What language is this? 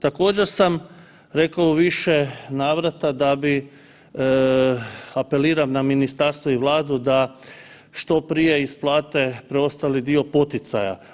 Croatian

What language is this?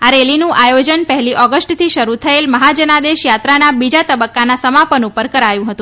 Gujarati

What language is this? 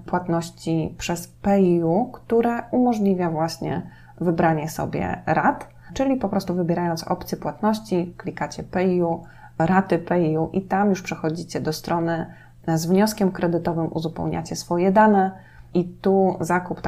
Polish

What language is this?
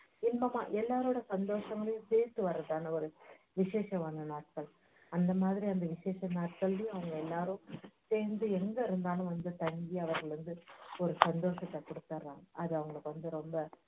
Tamil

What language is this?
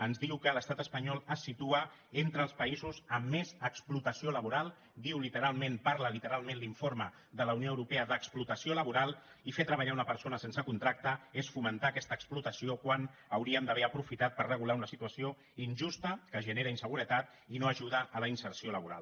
Catalan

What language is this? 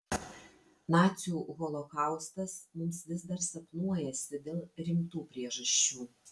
Lithuanian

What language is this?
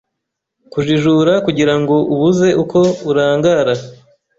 Kinyarwanda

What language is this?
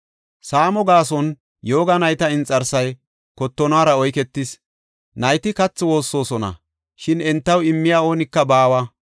Gofa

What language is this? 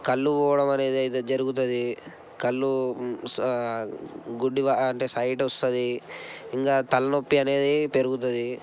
Telugu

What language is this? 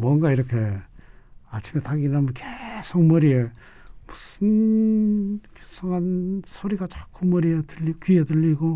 Korean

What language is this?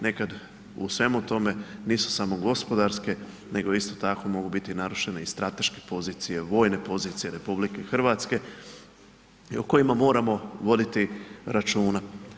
Croatian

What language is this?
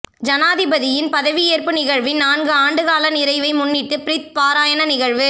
Tamil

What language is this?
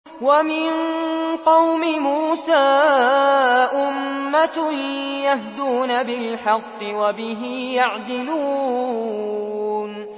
Arabic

